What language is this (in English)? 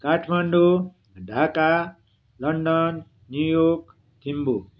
Nepali